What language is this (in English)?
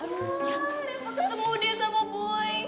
Indonesian